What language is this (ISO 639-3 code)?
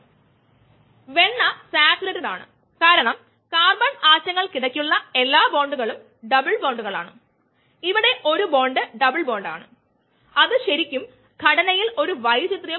mal